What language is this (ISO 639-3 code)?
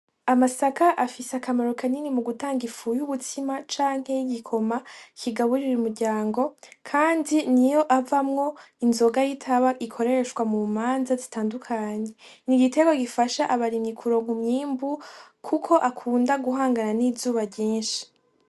run